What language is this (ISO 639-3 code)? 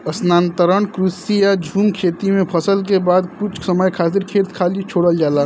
bho